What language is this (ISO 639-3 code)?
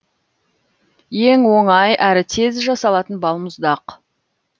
kaz